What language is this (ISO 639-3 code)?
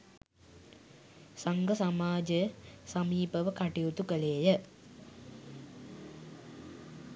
sin